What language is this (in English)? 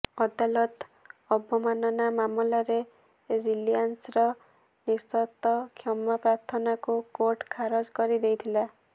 Odia